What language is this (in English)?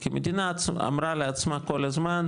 Hebrew